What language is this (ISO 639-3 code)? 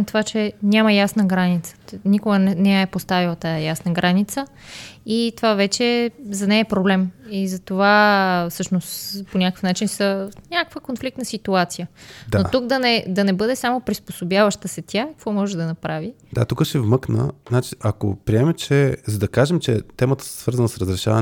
bul